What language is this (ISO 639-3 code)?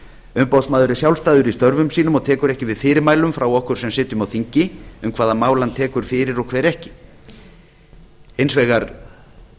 isl